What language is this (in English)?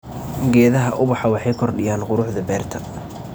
Somali